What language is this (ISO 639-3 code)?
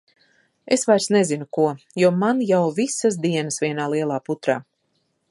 lav